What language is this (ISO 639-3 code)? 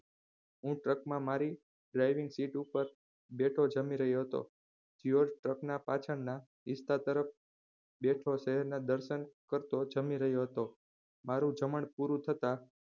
guj